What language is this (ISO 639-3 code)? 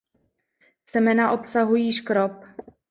ces